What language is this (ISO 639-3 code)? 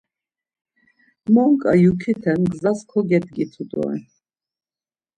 lzz